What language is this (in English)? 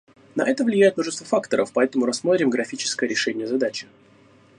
Russian